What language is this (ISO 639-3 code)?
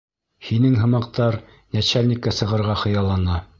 bak